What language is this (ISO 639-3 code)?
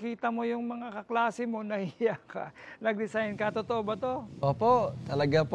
fil